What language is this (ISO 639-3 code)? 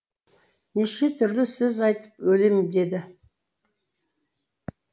kaz